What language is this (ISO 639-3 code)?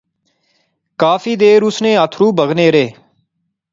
phr